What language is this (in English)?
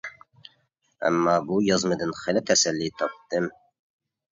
Uyghur